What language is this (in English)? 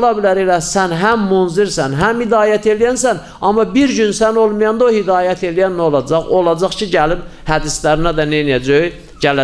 Turkish